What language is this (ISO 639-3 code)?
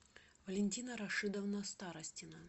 rus